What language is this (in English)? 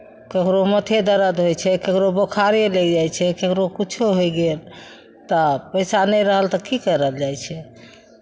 Maithili